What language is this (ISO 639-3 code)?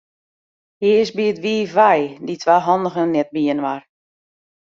fry